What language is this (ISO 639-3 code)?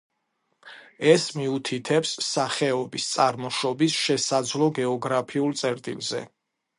kat